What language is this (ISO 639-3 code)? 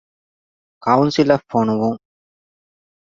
div